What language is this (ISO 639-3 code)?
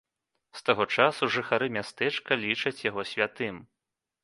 bel